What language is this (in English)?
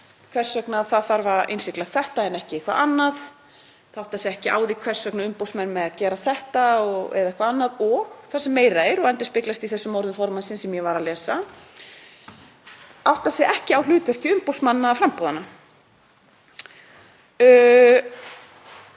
Icelandic